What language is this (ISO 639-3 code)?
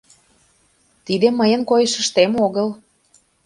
chm